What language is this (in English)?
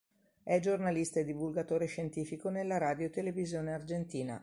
Italian